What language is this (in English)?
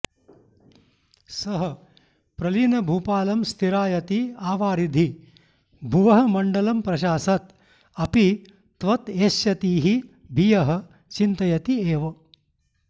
Sanskrit